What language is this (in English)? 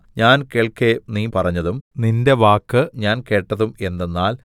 Malayalam